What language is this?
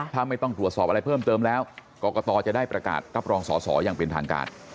Thai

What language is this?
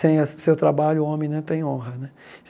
Portuguese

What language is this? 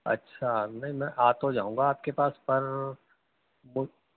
Urdu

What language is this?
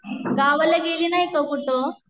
Marathi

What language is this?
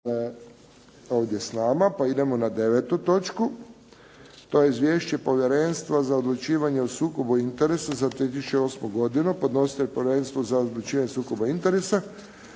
Croatian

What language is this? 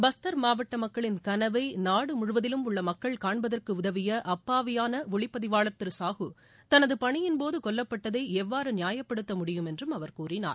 Tamil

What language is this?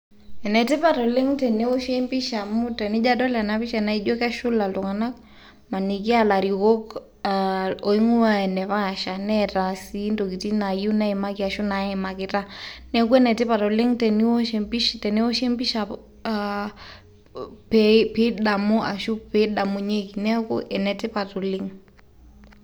Masai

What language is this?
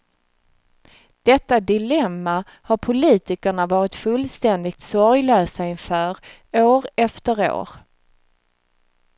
Swedish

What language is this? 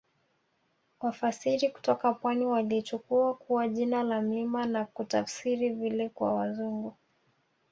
Swahili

